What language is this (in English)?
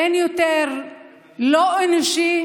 Hebrew